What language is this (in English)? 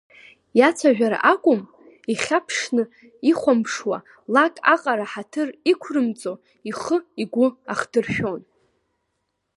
Abkhazian